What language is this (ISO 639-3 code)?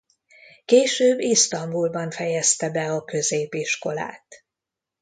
hun